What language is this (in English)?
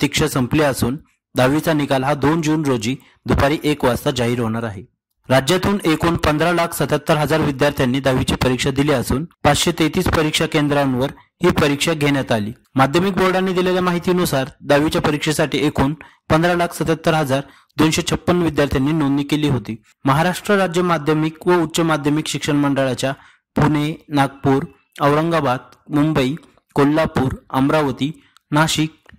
Marathi